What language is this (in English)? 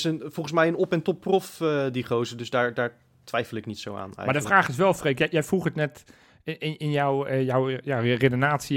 Dutch